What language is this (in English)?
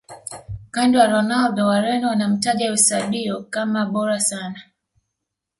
Swahili